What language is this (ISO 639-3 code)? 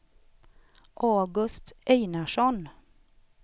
swe